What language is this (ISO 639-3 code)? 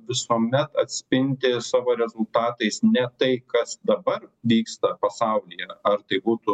lit